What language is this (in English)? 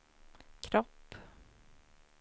Swedish